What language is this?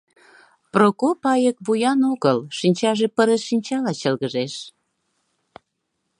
Mari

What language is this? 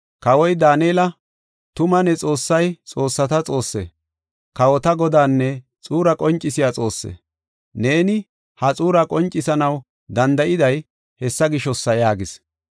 Gofa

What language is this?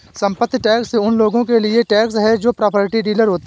Hindi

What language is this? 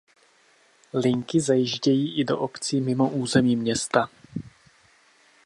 Czech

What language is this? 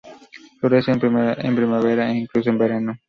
Spanish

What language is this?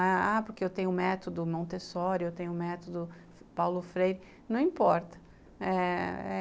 Portuguese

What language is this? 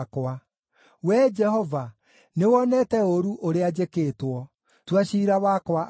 Kikuyu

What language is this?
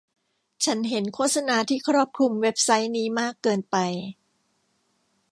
Thai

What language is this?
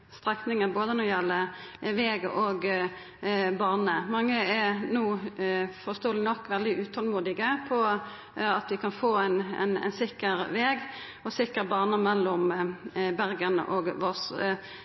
Norwegian Nynorsk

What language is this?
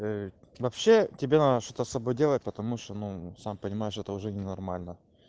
Russian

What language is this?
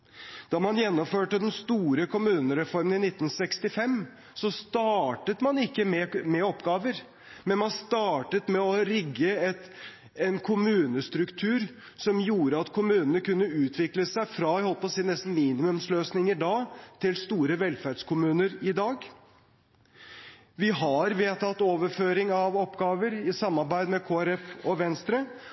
Norwegian Bokmål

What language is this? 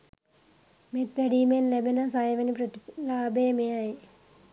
Sinhala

